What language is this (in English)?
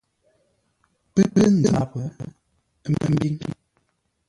Ngombale